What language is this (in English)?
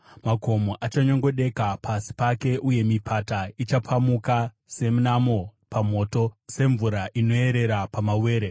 Shona